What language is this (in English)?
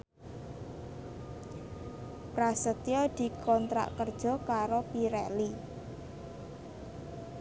Javanese